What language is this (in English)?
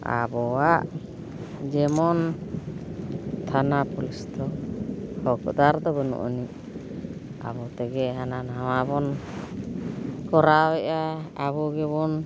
Santali